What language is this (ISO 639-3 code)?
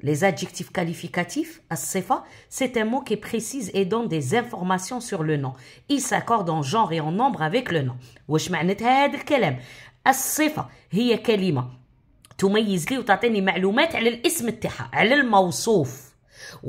ara